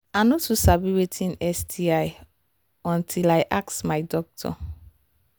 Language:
Nigerian Pidgin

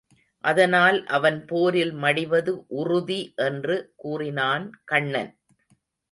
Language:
Tamil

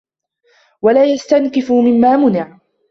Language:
Arabic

